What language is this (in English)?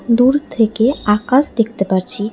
Bangla